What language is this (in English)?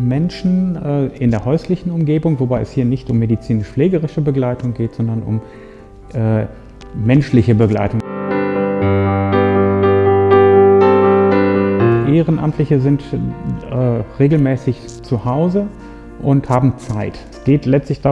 German